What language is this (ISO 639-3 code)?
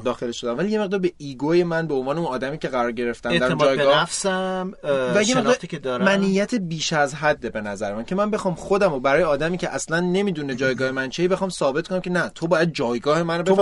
fas